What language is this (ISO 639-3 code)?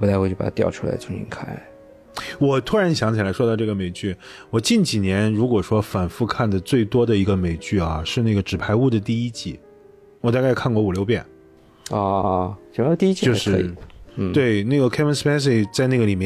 zho